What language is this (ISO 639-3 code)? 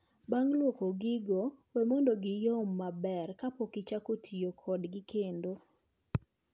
luo